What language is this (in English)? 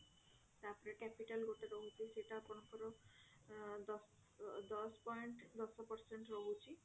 Odia